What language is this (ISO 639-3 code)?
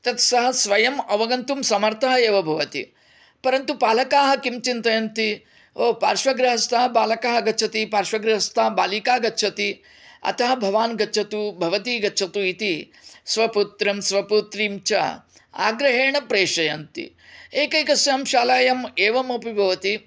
san